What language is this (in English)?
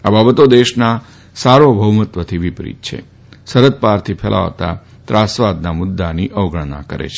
Gujarati